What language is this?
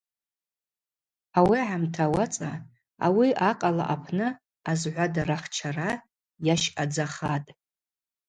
Abaza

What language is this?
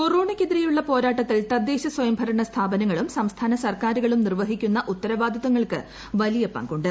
Malayalam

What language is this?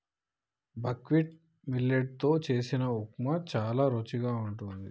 Telugu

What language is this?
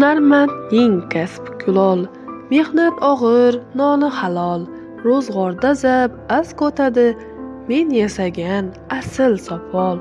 Uzbek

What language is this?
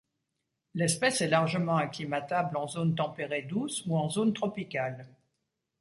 French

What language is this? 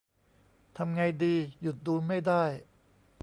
Thai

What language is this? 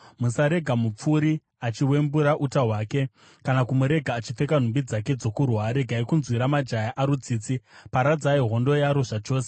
Shona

